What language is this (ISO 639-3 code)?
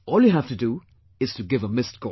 eng